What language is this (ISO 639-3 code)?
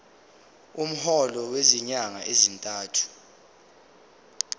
zul